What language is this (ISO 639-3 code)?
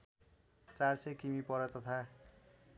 nep